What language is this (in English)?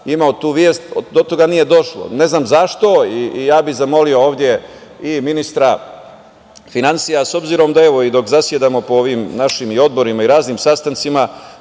Serbian